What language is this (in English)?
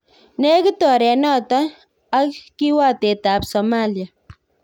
Kalenjin